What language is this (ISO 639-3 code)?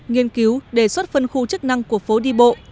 vie